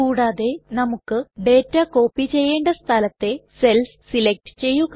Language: Malayalam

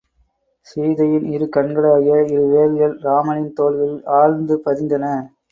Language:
Tamil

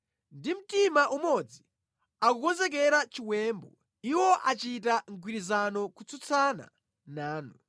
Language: Nyanja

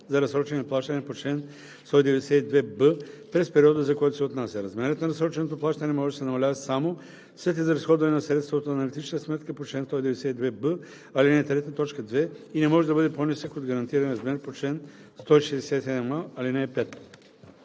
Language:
Bulgarian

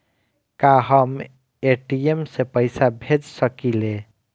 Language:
Bhojpuri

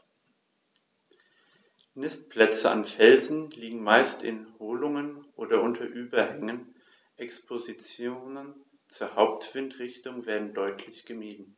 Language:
German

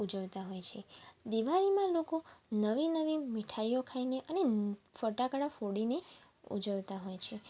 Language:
Gujarati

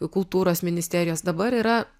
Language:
Lithuanian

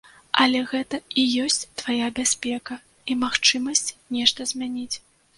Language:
Belarusian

